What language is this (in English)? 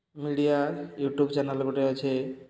Odia